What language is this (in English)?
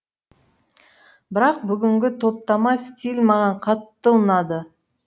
Kazakh